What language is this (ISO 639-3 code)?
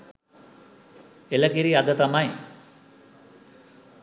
sin